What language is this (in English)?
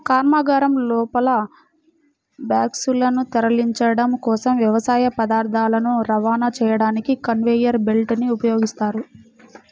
Telugu